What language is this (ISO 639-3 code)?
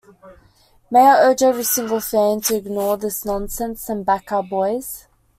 eng